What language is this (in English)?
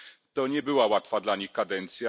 Polish